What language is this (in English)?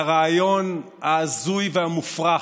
Hebrew